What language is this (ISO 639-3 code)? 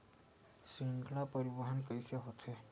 hne